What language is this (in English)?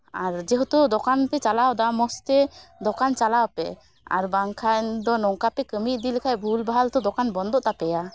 Santali